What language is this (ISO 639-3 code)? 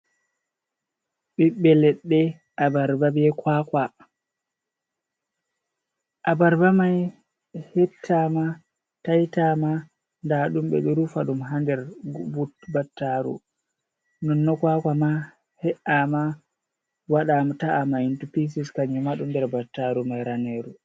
ful